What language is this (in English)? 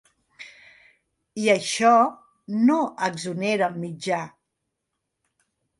Catalan